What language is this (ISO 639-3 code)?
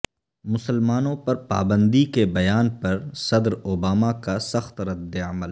urd